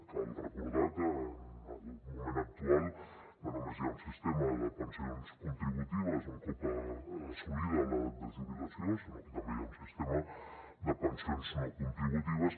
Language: Catalan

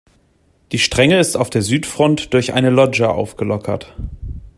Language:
German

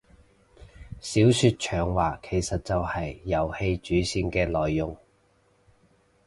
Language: Cantonese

